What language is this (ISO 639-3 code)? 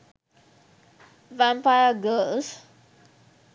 sin